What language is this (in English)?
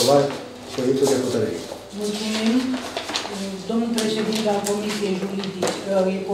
Romanian